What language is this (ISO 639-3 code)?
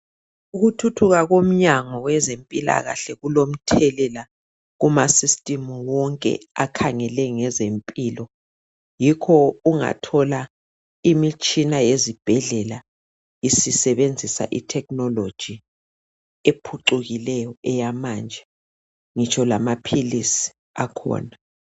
nde